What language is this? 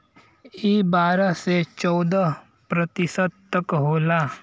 Bhojpuri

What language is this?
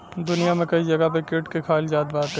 Bhojpuri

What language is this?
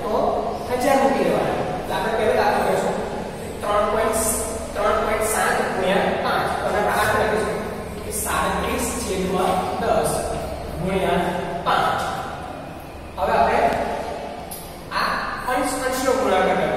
Indonesian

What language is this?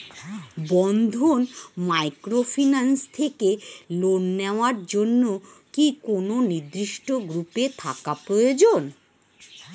Bangla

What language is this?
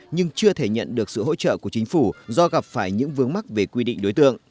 Vietnamese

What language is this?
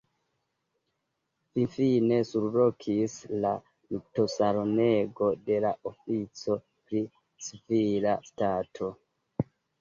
Esperanto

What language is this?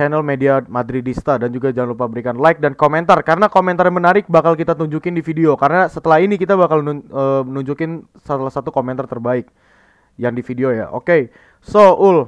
Indonesian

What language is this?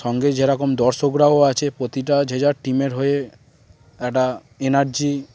Bangla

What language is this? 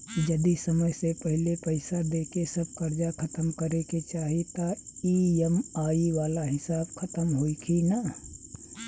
Bhojpuri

